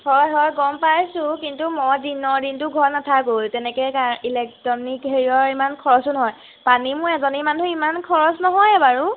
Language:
Assamese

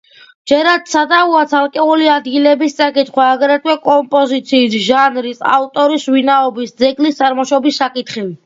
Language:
Georgian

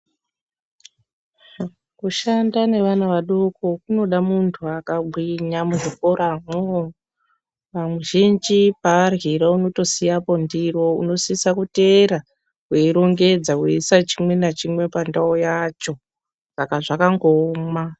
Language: Ndau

